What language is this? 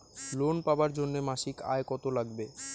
Bangla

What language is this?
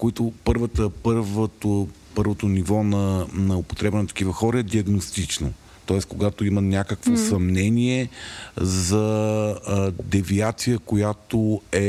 Bulgarian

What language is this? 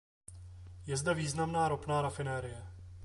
Czech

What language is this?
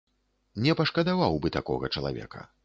Belarusian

